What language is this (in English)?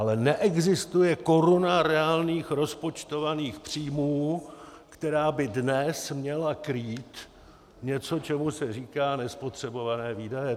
Czech